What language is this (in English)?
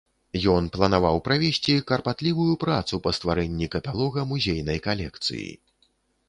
Belarusian